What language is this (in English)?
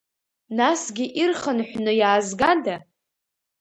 Abkhazian